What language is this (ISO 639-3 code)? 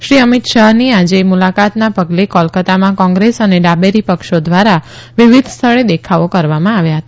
guj